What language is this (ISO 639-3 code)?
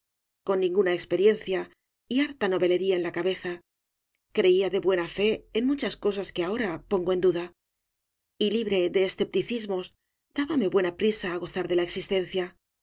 spa